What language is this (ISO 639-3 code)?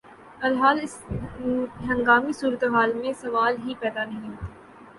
urd